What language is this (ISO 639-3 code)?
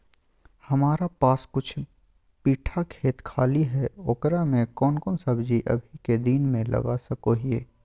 mag